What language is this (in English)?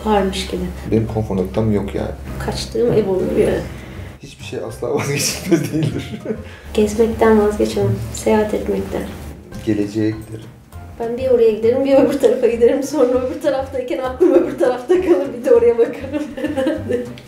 Turkish